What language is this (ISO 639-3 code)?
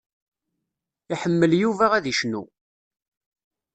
kab